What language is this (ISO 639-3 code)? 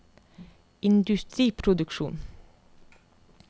nor